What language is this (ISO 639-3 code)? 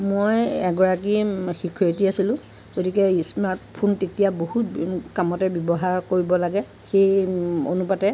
asm